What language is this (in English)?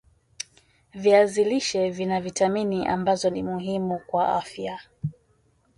Swahili